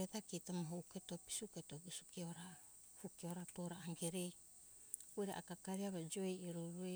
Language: Hunjara-Kaina Ke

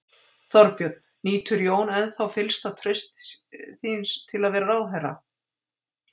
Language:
Icelandic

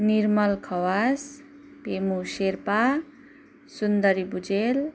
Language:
Nepali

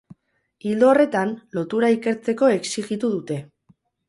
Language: Basque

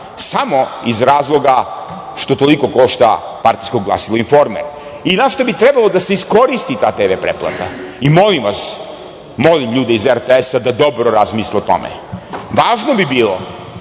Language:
Serbian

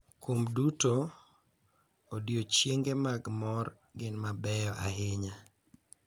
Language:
Luo (Kenya and Tanzania)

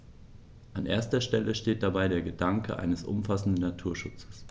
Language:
German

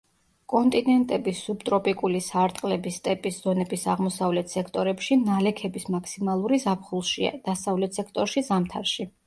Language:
Georgian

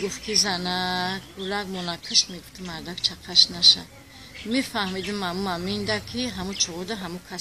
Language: Persian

